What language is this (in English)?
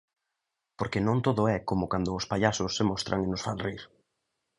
Galician